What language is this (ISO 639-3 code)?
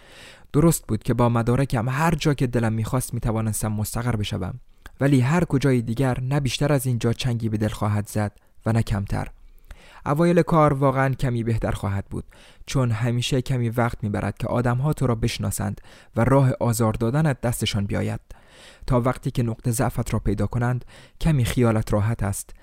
fas